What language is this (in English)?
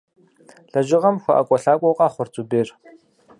Kabardian